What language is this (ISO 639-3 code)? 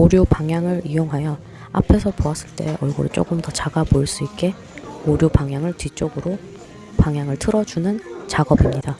kor